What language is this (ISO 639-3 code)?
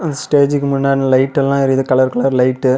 tam